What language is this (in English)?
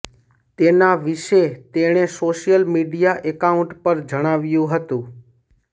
Gujarati